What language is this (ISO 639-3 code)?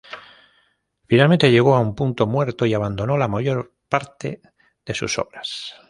spa